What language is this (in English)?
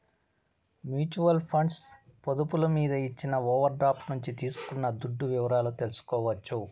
Telugu